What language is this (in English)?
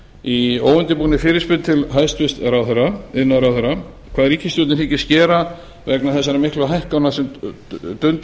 Icelandic